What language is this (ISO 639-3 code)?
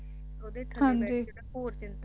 pan